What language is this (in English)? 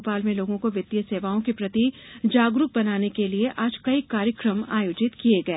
Hindi